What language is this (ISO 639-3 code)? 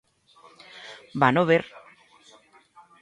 glg